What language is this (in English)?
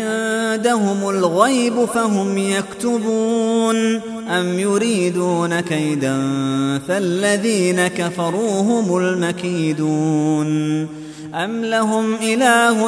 Arabic